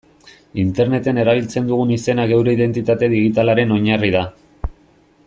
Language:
Basque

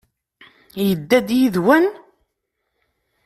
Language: Kabyle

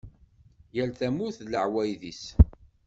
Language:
Kabyle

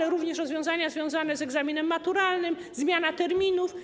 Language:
Polish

